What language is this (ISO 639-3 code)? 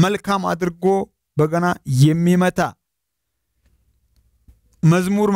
ara